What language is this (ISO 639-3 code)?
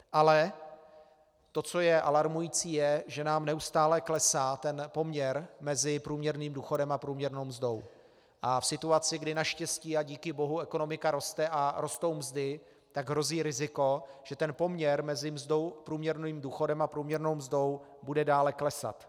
ces